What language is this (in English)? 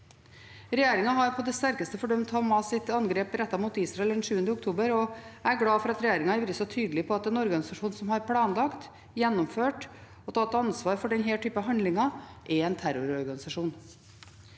Norwegian